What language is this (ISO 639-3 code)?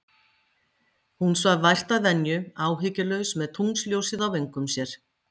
isl